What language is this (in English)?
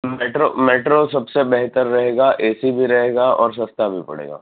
Gujarati